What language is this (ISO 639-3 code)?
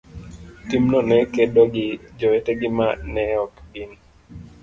luo